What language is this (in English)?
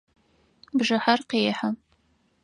Adyghe